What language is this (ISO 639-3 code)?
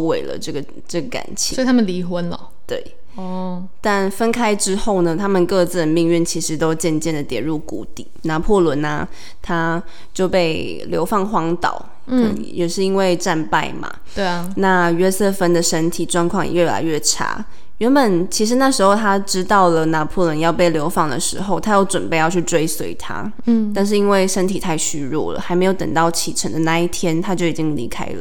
zho